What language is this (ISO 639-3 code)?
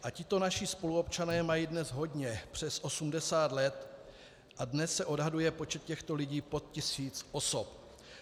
ces